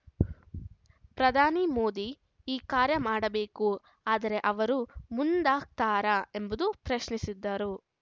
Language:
Kannada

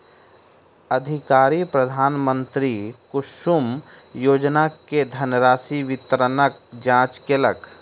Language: Maithili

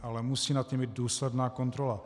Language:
Czech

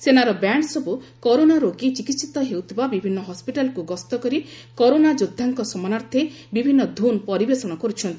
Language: Odia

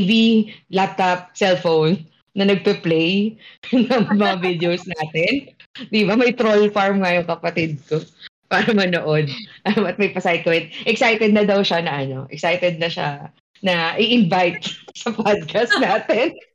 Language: Filipino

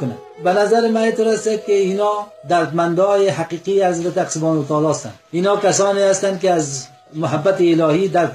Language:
Persian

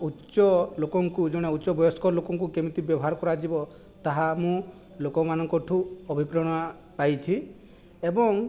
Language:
Odia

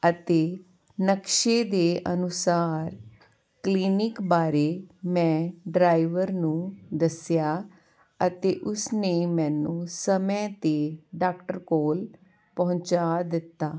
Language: Punjabi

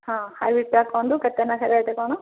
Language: Odia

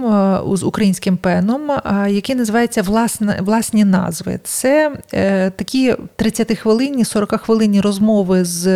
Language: Ukrainian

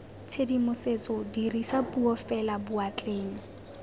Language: Tswana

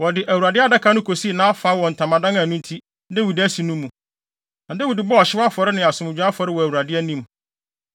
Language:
Akan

